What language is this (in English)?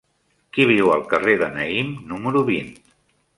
Catalan